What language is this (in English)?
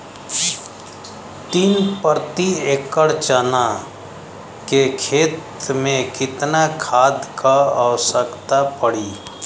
Bhojpuri